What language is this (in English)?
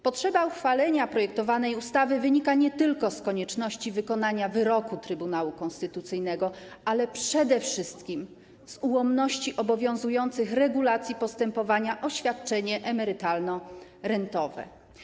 Polish